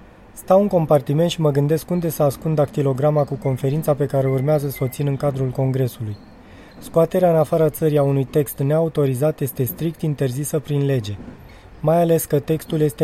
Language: Romanian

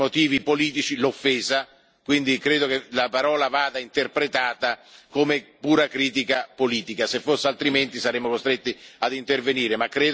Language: Italian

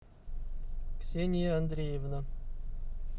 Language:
Russian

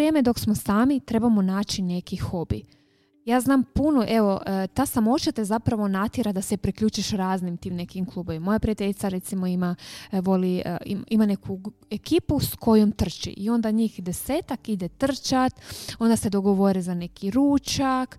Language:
Croatian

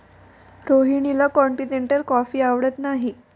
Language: Marathi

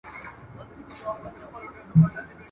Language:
Pashto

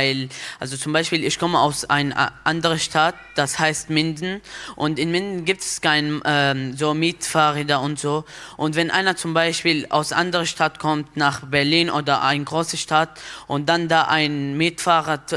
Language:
German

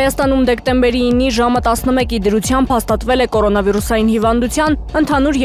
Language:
Turkish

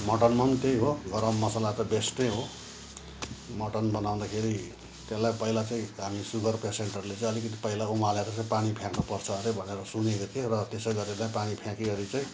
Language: Nepali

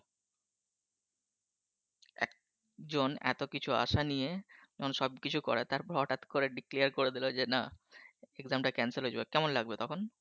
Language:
Bangla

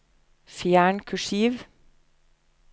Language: Norwegian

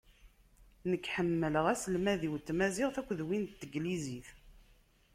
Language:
Kabyle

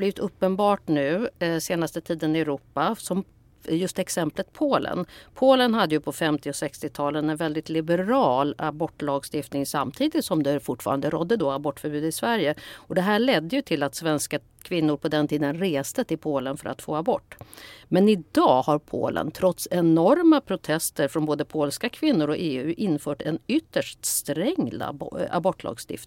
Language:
Swedish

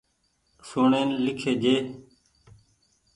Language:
Goaria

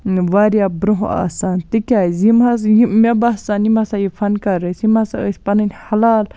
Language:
Kashmiri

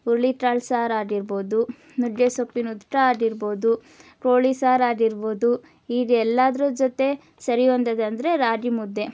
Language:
Kannada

